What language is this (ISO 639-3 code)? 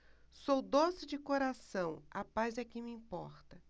por